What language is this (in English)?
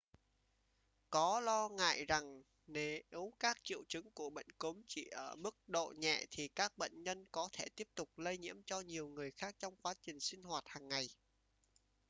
Vietnamese